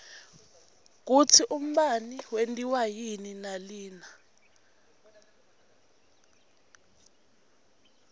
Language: Swati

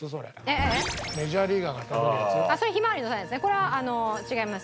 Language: Japanese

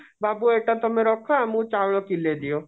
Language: Odia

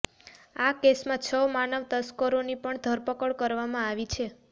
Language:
Gujarati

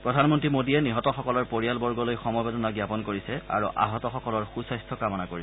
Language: Assamese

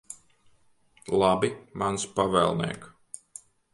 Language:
Latvian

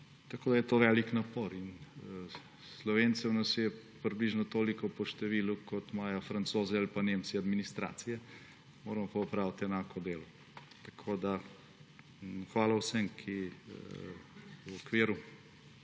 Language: Slovenian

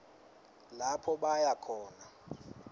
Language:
Swati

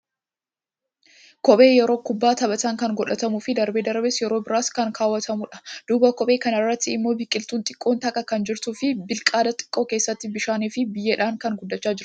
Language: Oromo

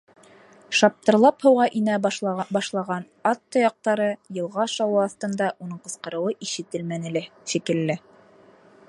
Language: Bashkir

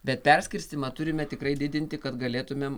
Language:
Lithuanian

